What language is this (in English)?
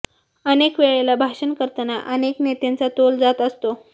Marathi